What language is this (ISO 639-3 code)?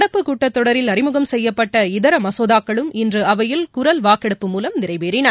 tam